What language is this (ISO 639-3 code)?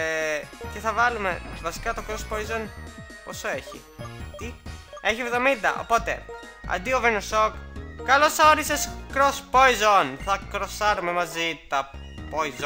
ell